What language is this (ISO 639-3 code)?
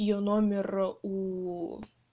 rus